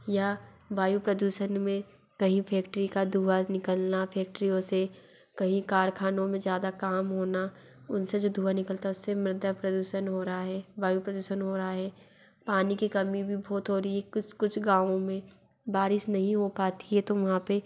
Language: Hindi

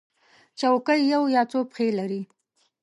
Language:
Pashto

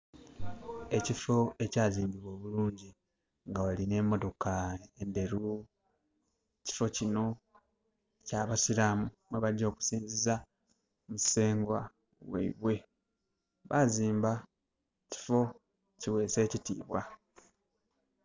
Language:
Soga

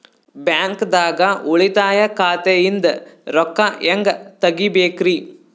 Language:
Kannada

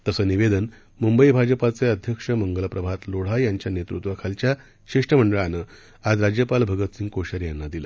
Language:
Marathi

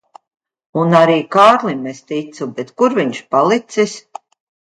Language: Latvian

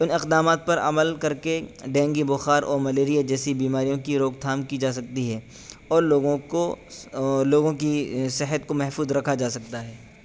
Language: Urdu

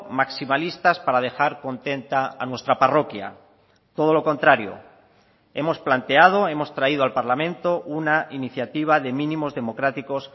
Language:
Spanish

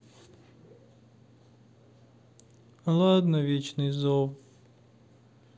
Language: Russian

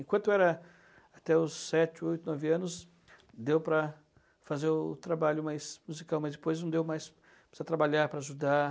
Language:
Portuguese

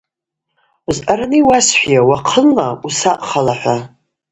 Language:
Abaza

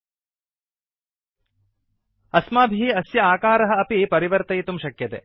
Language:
Sanskrit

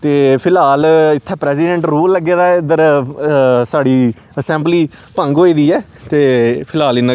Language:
Dogri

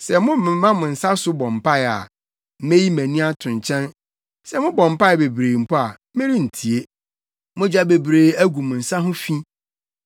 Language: Akan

